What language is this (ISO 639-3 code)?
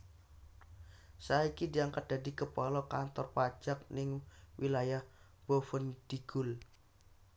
jav